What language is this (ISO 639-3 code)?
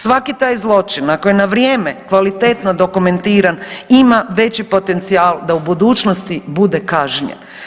hrv